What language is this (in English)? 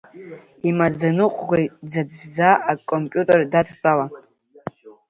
Abkhazian